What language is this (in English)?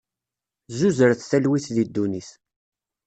Kabyle